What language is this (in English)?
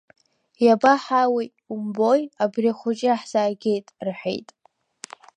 Abkhazian